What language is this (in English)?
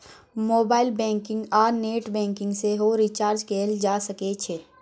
Maithili